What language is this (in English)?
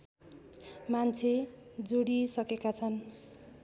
Nepali